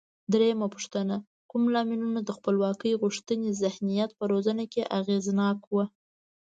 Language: Pashto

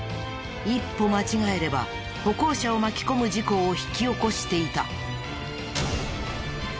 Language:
Japanese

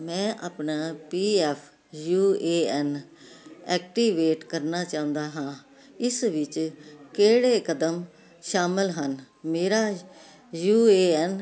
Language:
Punjabi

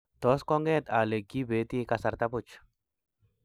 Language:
Kalenjin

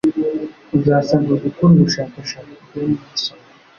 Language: Kinyarwanda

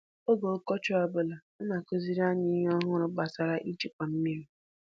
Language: Igbo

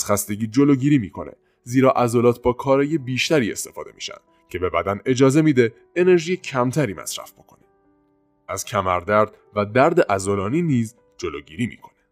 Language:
Persian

